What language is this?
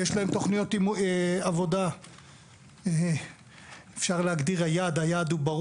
Hebrew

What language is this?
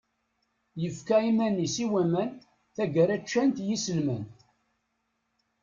Kabyle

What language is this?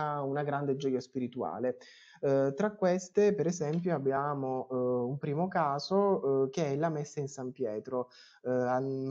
Italian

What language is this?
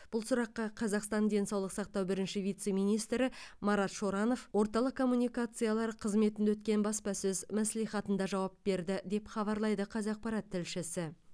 Kazakh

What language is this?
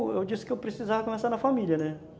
Portuguese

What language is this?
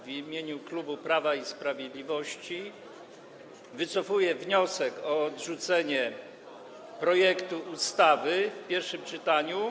Polish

